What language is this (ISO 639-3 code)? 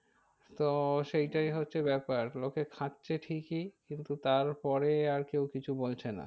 ben